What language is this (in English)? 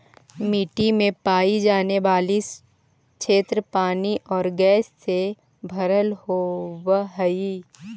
Magahi